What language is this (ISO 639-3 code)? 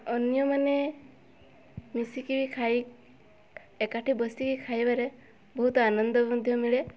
ori